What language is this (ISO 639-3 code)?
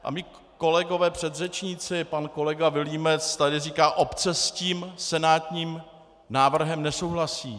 ces